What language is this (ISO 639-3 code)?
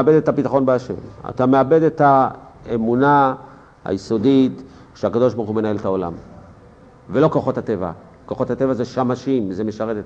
heb